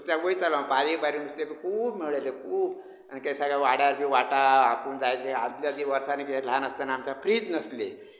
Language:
Konkani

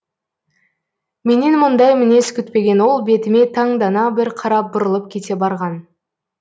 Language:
Kazakh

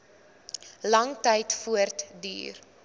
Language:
Afrikaans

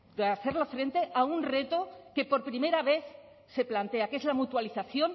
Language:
Spanish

